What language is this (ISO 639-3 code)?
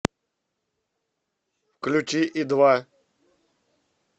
rus